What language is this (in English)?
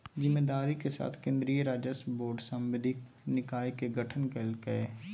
Magahi